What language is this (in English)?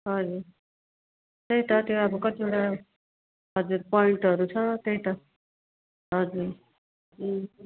Nepali